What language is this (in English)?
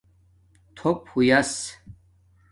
Domaaki